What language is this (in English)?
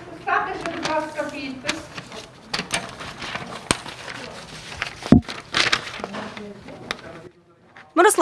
Ukrainian